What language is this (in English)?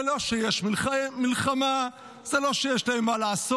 Hebrew